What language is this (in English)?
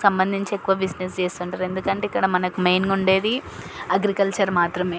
Telugu